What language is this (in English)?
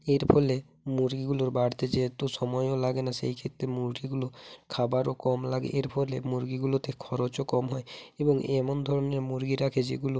Bangla